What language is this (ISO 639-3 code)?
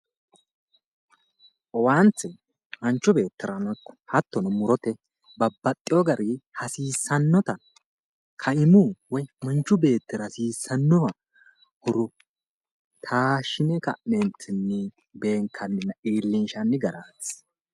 sid